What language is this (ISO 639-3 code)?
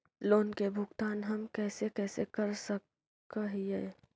mag